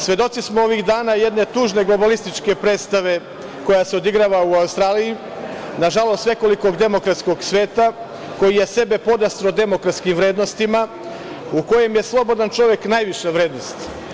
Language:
Serbian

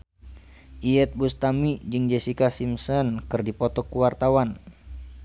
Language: Sundanese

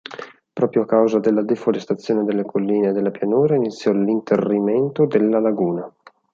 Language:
Italian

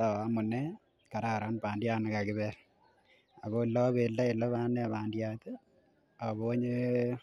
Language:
Kalenjin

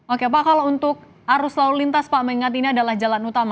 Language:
Indonesian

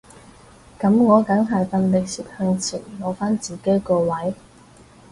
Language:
Cantonese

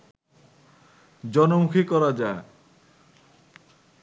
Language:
Bangla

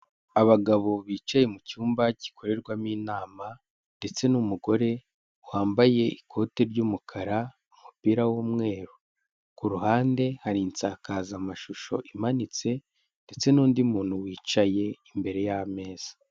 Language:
Kinyarwanda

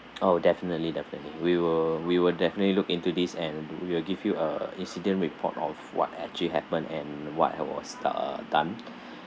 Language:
English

